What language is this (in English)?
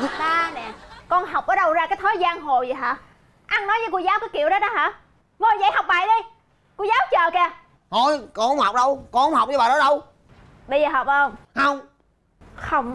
Vietnamese